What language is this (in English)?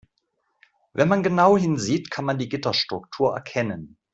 German